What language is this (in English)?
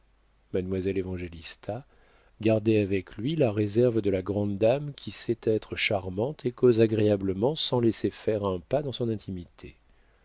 French